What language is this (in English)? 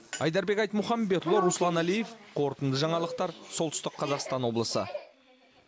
Kazakh